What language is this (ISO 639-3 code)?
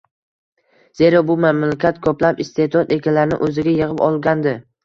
uzb